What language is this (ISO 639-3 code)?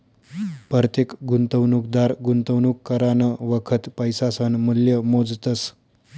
mar